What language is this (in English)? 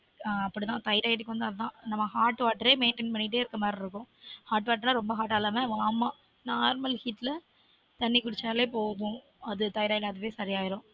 Tamil